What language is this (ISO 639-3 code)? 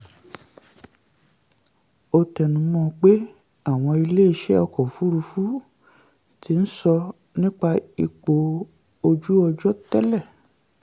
yor